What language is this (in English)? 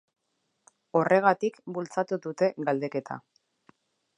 Basque